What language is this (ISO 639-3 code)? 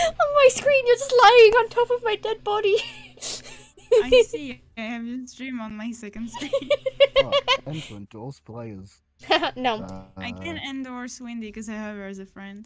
eng